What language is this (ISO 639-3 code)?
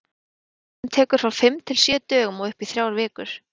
isl